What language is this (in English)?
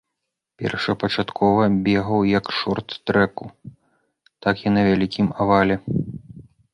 Belarusian